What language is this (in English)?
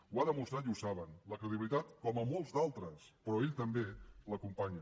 Catalan